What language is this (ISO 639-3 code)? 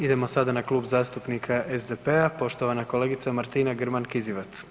hrv